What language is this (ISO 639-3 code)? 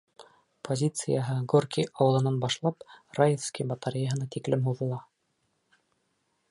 bak